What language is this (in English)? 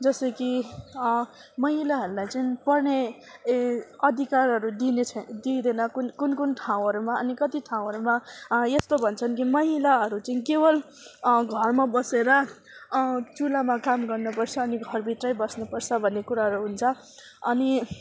Nepali